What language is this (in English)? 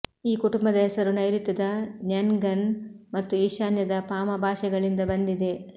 Kannada